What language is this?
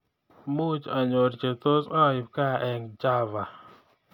Kalenjin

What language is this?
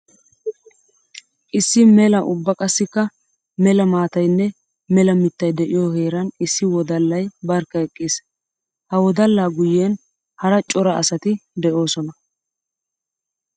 Wolaytta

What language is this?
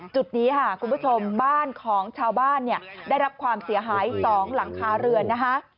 Thai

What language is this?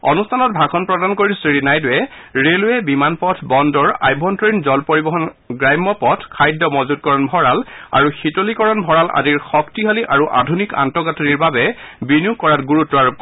Assamese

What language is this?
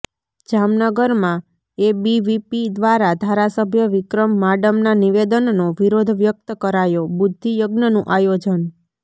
Gujarati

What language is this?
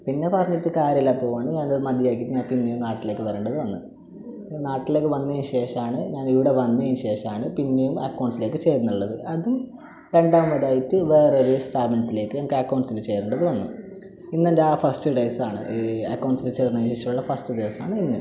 Malayalam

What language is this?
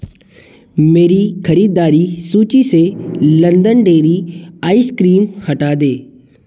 Hindi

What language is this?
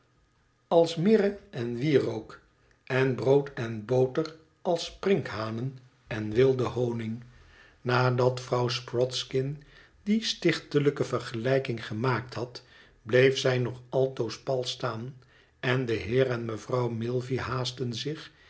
Dutch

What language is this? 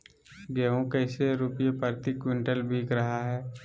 Magahi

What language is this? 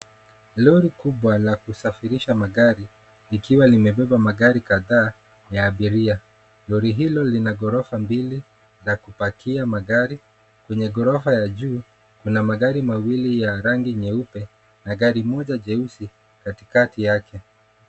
Swahili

